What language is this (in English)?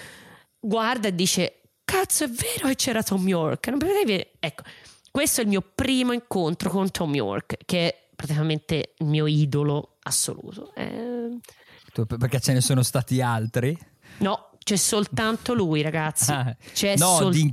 Italian